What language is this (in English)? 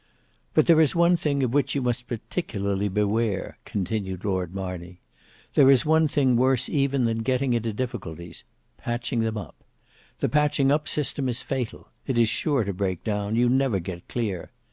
English